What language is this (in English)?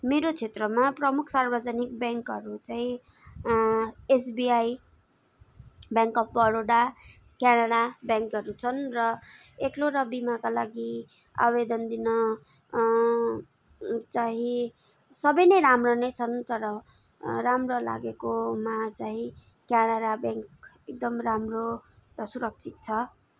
Nepali